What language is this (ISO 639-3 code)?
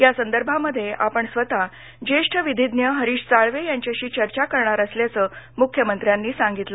mar